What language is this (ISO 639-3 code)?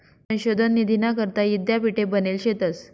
mar